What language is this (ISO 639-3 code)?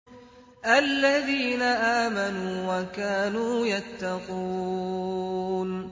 ara